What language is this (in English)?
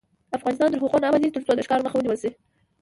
Pashto